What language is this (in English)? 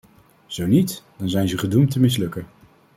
Dutch